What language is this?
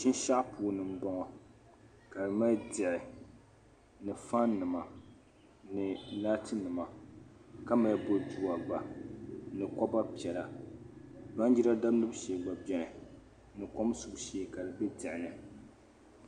Dagbani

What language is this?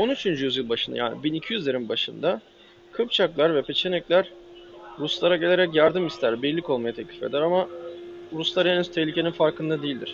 Turkish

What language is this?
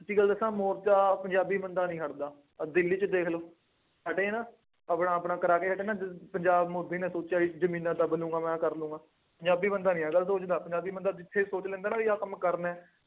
Punjabi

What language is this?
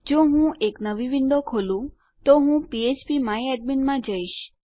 Gujarati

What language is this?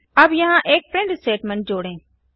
Hindi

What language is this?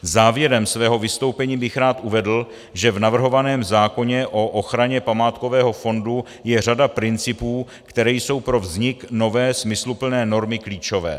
Czech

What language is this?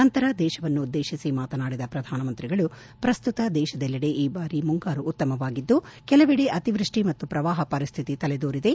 Kannada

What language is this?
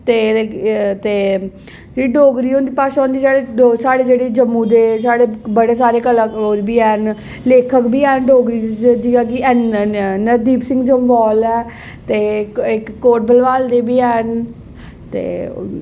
Dogri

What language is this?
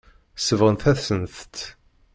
Kabyle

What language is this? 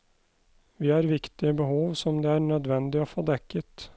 Norwegian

